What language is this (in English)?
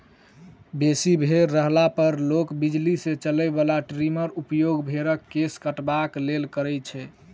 Maithili